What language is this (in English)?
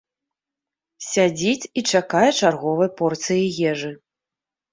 Belarusian